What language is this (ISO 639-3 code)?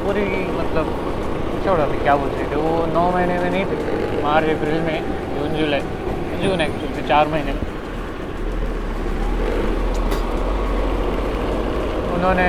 mar